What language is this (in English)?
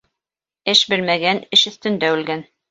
Bashkir